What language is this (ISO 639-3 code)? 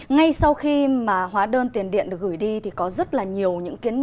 vie